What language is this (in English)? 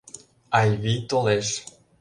Mari